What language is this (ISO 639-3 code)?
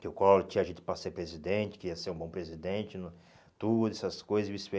por